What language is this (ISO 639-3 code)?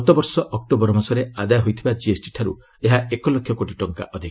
ori